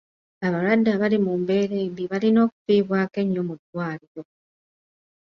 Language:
Ganda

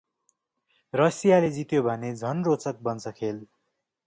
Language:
Nepali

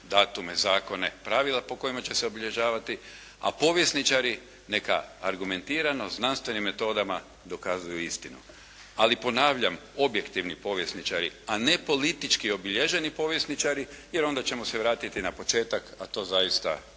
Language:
Croatian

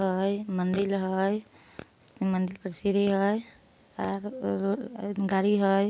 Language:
Magahi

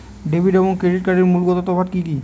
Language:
Bangla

